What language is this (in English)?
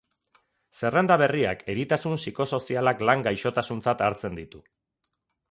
Basque